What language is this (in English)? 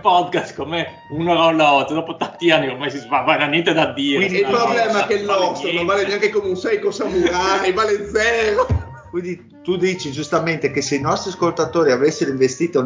Italian